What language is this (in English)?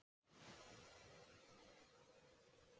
Icelandic